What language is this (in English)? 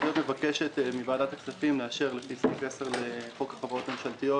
Hebrew